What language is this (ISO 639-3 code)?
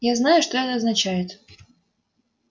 rus